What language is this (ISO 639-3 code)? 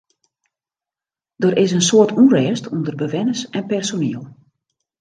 fry